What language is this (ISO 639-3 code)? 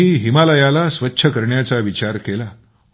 mar